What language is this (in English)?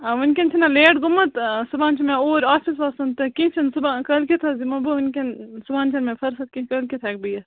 Kashmiri